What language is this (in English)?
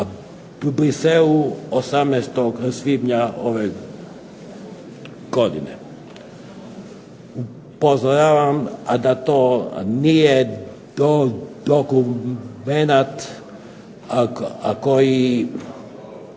Croatian